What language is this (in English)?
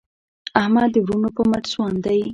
Pashto